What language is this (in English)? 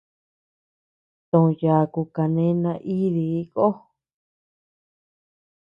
Tepeuxila Cuicatec